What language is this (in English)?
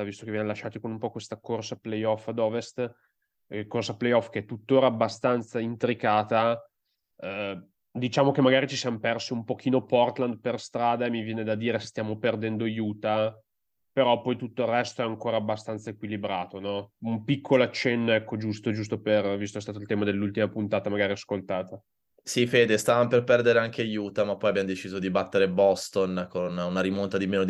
Italian